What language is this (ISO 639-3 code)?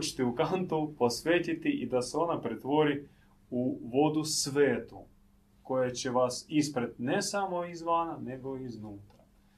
hrv